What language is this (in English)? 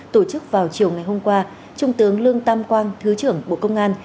Vietnamese